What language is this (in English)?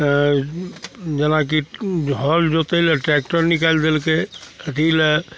Maithili